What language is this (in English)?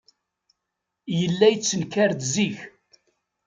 Kabyle